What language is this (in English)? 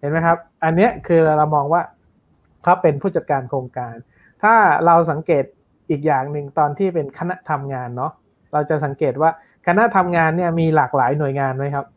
Thai